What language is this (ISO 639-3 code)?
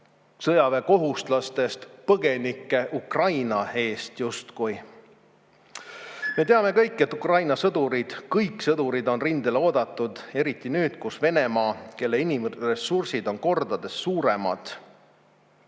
est